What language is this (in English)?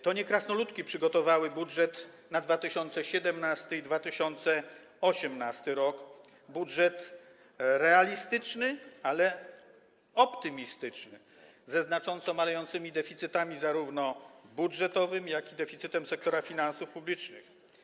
Polish